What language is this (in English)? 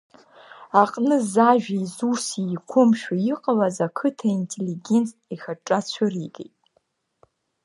Abkhazian